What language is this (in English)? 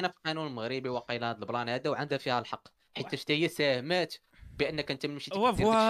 Arabic